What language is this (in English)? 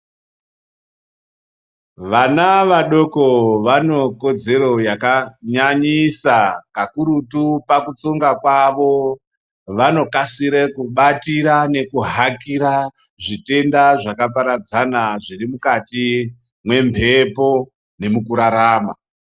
Ndau